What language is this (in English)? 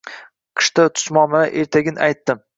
Uzbek